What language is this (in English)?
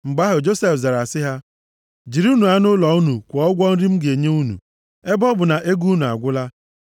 Igbo